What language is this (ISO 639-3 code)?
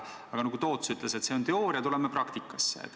est